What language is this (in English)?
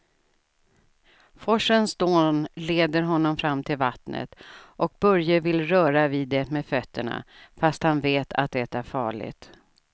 Swedish